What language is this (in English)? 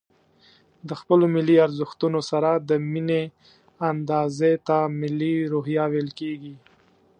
Pashto